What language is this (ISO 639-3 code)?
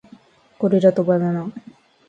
jpn